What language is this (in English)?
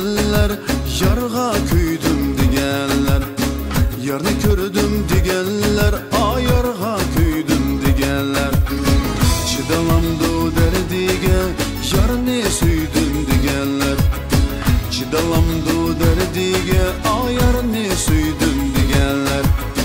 Turkish